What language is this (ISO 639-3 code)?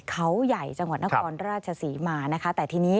tha